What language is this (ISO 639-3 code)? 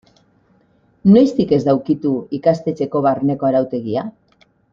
eus